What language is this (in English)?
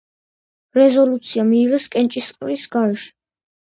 Georgian